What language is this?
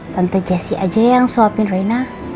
Indonesian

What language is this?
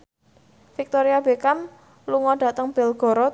Javanese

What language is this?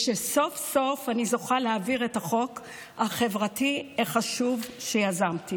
Hebrew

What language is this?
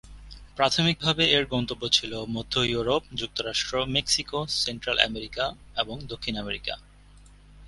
Bangla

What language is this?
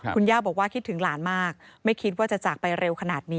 Thai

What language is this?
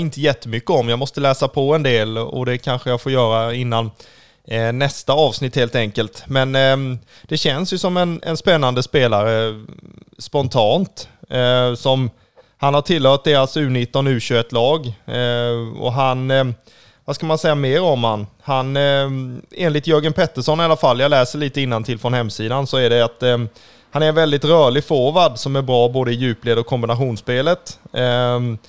Swedish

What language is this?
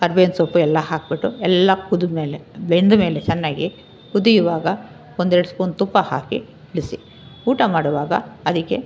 Kannada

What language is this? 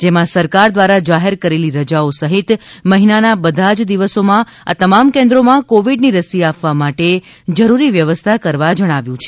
Gujarati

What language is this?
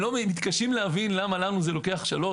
Hebrew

